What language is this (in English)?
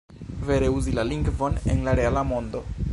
Esperanto